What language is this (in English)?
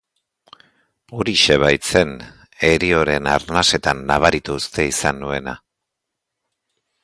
Basque